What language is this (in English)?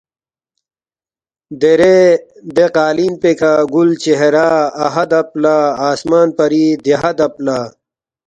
Balti